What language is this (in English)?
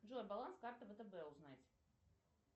Russian